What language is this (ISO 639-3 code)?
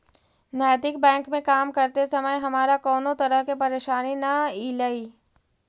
mag